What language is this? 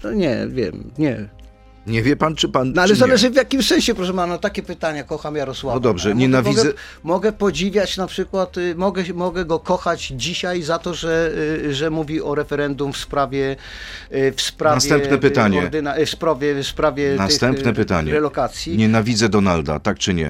Polish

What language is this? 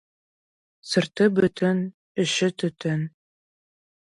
Kazakh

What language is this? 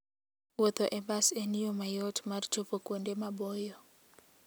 Luo (Kenya and Tanzania)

